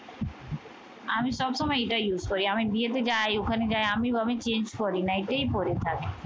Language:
Bangla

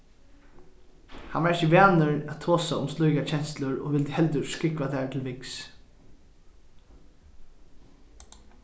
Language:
Faroese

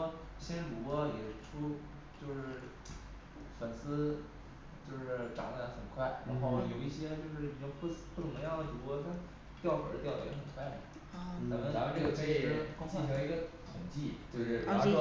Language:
Chinese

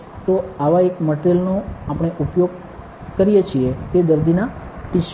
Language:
Gujarati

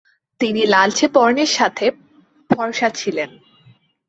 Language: Bangla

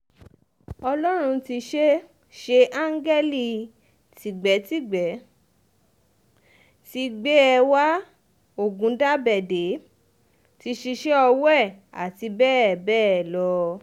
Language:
Yoruba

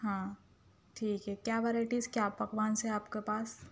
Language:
Urdu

